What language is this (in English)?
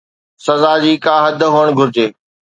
Sindhi